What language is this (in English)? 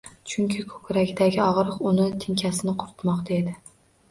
Uzbek